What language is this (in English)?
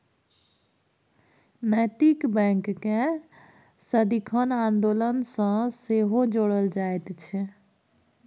Maithili